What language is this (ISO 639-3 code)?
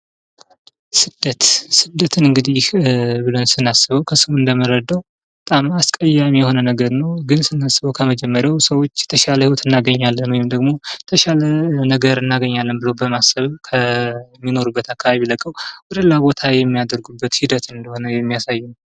amh